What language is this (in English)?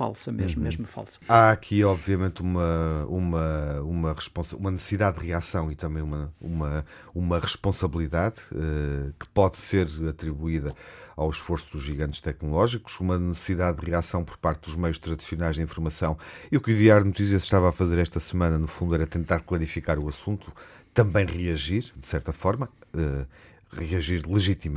Portuguese